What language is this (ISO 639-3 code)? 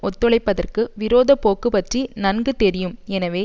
tam